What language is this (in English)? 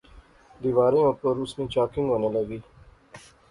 Pahari-Potwari